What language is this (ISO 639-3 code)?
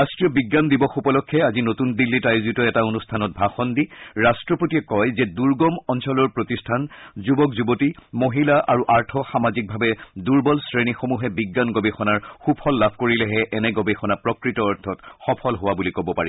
asm